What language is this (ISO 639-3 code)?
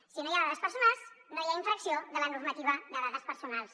cat